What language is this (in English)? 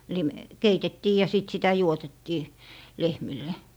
Finnish